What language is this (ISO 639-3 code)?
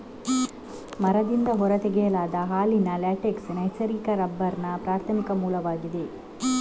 kan